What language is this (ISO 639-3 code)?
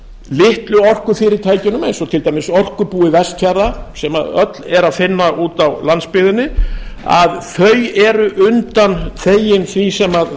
isl